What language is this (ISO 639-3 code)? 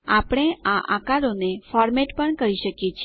guj